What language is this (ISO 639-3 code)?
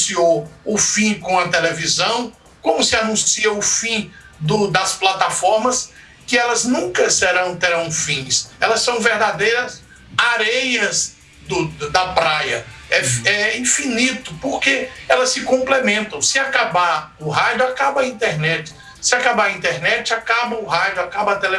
por